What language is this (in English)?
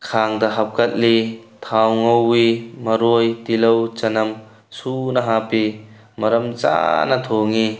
Manipuri